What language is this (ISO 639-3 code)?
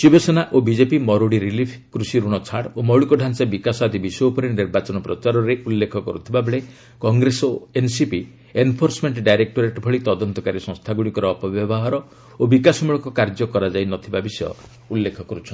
ori